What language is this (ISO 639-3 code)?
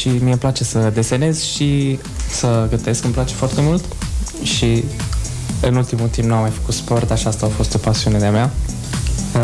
ron